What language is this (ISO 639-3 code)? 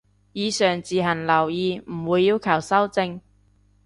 yue